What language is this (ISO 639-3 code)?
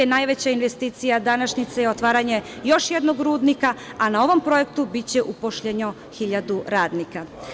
srp